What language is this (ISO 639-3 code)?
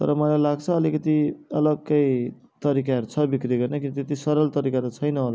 nep